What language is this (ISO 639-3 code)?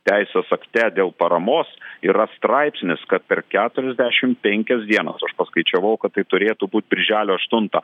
lit